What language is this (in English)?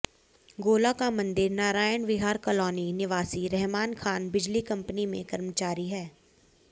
Hindi